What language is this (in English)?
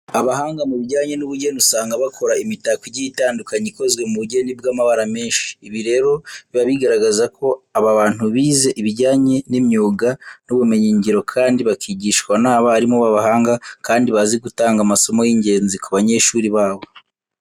Kinyarwanda